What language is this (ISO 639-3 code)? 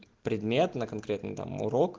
rus